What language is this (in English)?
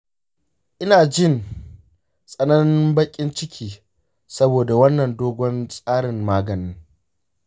Hausa